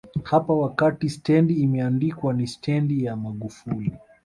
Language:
Swahili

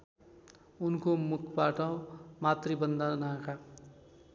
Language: Nepali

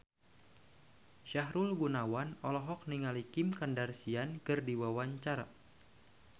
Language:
Sundanese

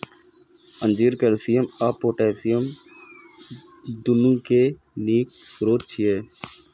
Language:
Maithili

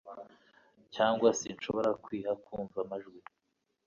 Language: Kinyarwanda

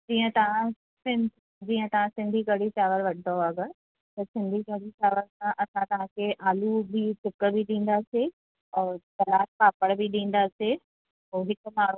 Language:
Sindhi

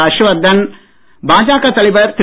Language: Tamil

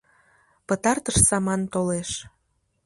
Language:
Mari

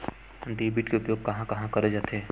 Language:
Chhattisgarhi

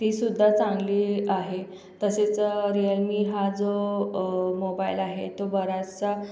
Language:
Marathi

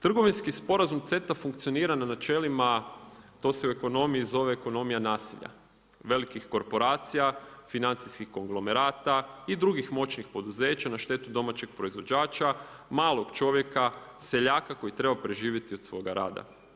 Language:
Croatian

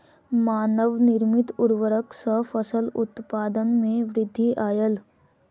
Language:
Maithili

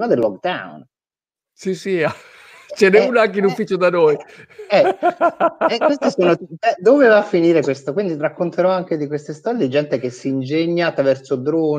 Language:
Italian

